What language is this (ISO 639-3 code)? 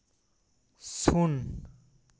sat